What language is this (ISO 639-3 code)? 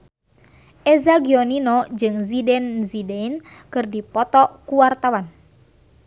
sun